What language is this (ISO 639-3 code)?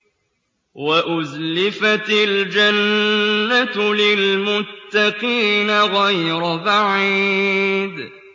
ara